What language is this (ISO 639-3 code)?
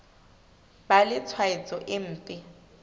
sot